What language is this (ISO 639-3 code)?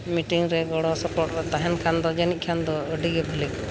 sat